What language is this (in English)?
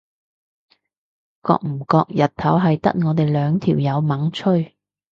Cantonese